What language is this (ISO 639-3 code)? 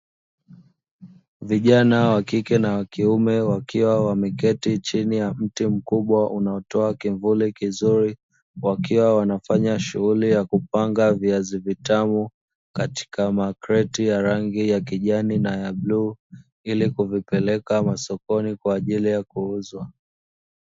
swa